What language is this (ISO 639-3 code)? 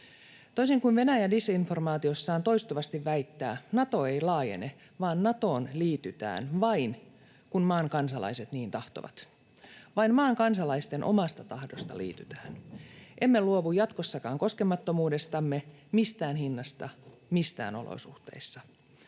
fin